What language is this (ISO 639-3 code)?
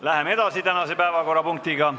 est